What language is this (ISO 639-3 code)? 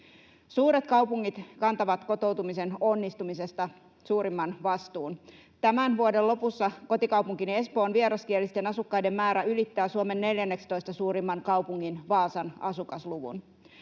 fin